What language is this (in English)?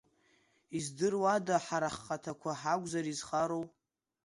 Abkhazian